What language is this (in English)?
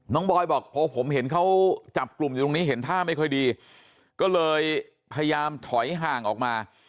Thai